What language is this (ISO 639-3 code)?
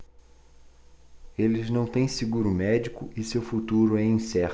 por